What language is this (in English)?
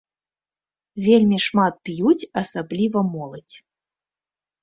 Belarusian